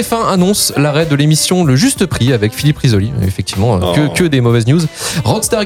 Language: French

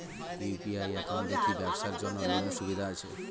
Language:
Bangla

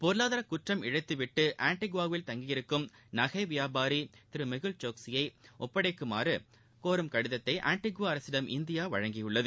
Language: Tamil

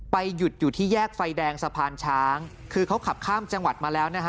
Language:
Thai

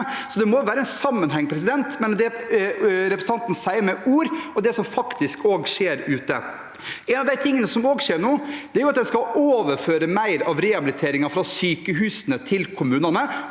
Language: Norwegian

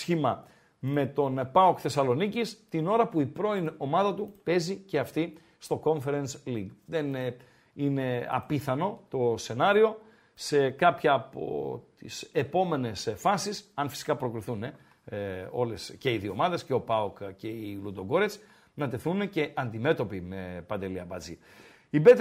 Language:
Greek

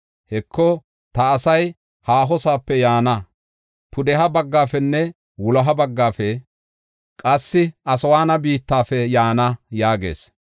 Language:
Gofa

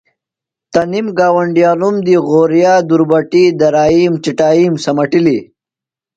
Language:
Phalura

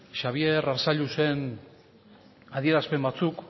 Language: Basque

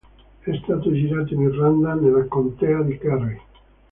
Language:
Italian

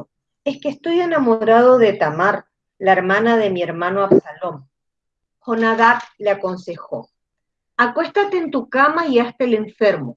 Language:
Spanish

